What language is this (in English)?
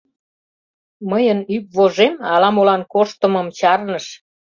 Mari